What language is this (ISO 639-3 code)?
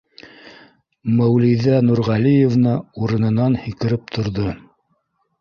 bak